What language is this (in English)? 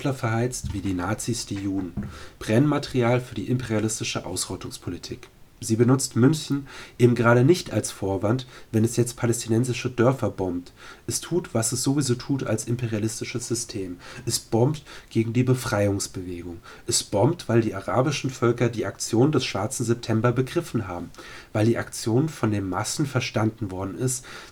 German